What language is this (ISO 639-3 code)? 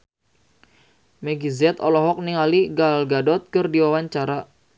sun